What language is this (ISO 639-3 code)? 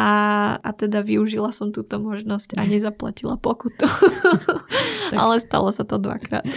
slk